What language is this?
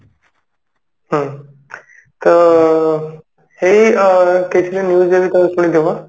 Odia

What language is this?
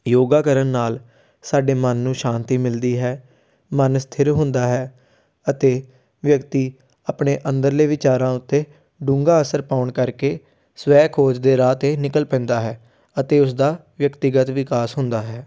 Punjabi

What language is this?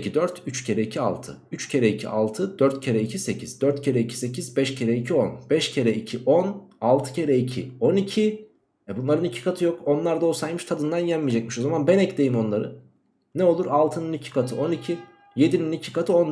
Turkish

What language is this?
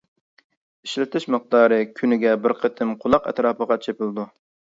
Uyghur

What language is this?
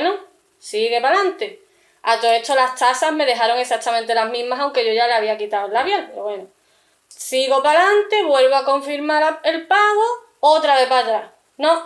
Spanish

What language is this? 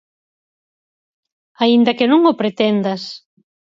Galician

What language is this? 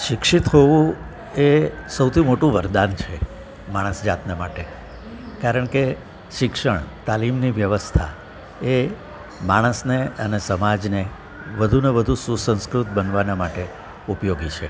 Gujarati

